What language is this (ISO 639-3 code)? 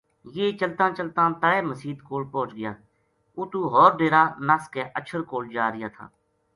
gju